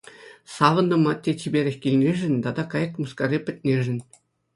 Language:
Chuvash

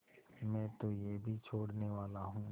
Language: Hindi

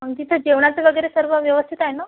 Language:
Marathi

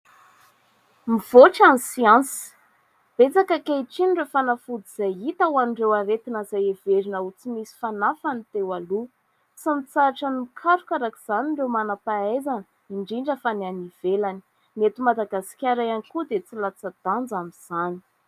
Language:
Malagasy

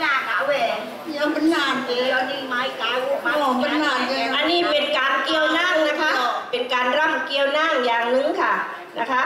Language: Thai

